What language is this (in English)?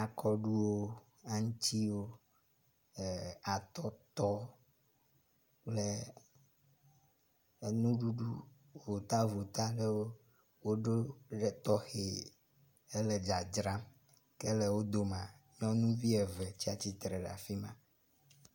Ewe